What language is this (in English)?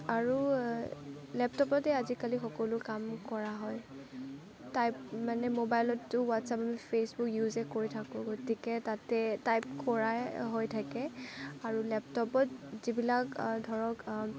Assamese